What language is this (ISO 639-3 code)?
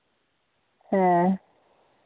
sat